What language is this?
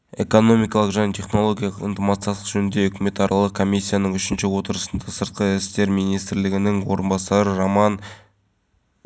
Kazakh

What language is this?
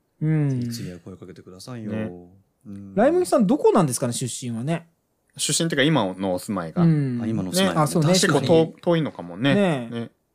Japanese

